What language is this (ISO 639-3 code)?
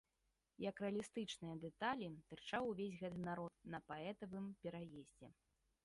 bel